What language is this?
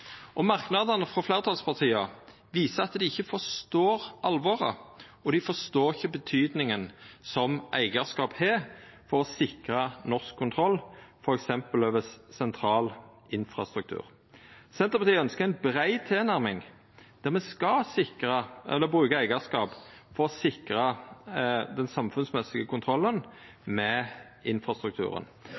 Norwegian Nynorsk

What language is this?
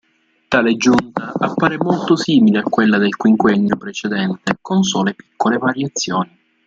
Italian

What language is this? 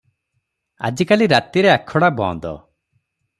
Odia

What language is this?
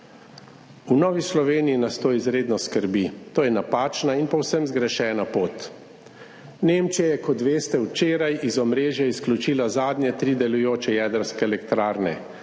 Slovenian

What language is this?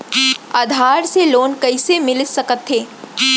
Chhattisgarhi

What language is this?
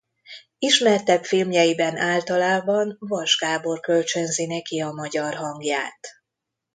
Hungarian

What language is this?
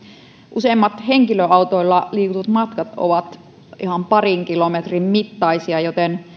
Finnish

